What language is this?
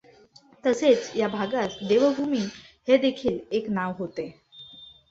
Marathi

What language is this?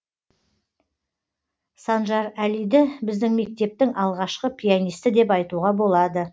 Kazakh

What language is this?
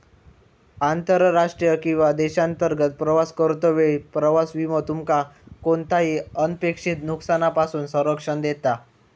Marathi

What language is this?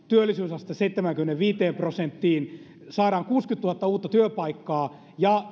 Finnish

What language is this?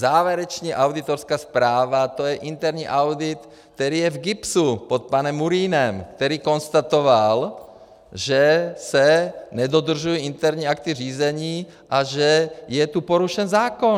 Czech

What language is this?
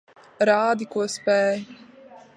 Latvian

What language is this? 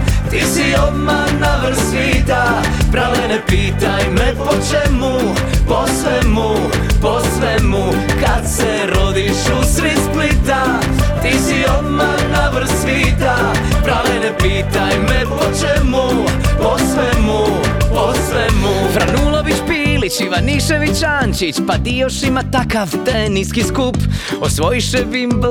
Croatian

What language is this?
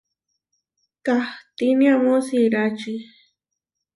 Huarijio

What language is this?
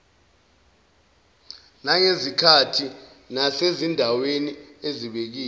Zulu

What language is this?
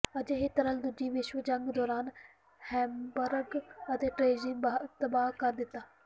Punjabi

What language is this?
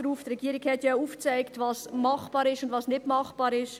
Swiss German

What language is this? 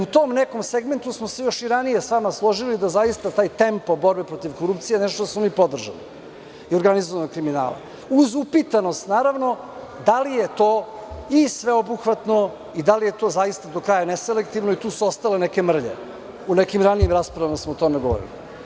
Serbian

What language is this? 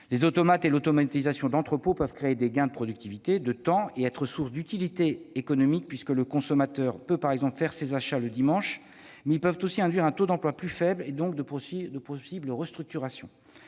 French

